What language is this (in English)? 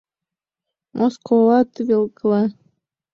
Mari